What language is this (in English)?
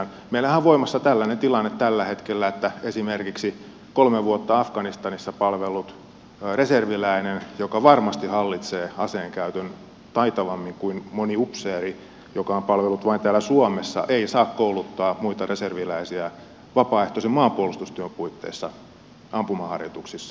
Finnish